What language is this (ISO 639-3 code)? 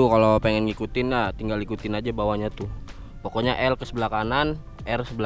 ind